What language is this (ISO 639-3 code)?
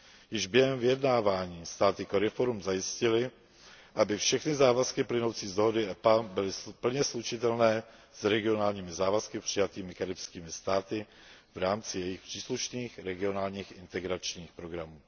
ces